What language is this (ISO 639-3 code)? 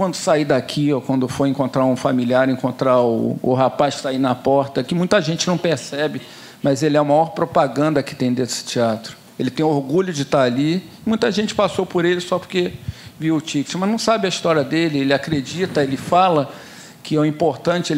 por